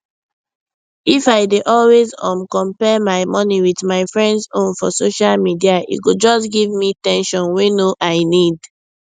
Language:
Nigerian Pidgin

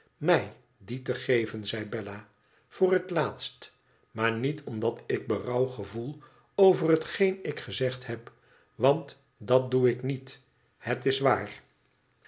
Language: Dutch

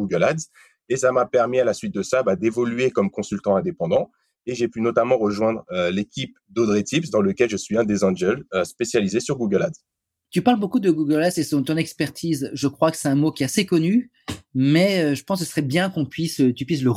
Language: French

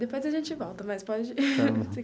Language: Portuguese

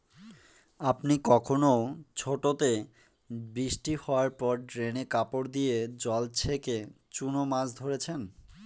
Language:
Bangla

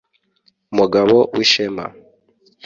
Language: Kinyarwanda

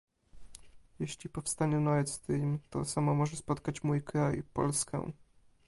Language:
Polish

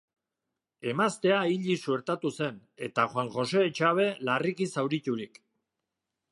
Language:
Basque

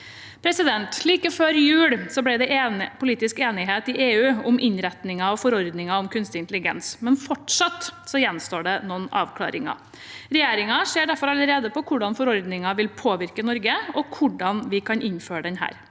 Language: Norwegian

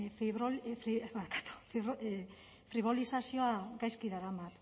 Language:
Basque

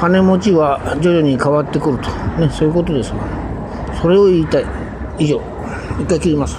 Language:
Japanese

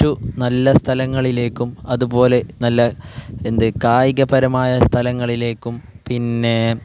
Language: Malayalam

